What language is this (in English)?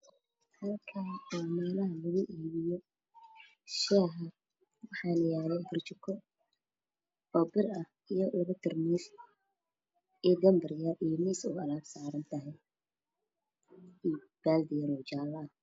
Somali